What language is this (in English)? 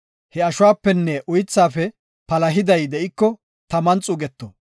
Gofa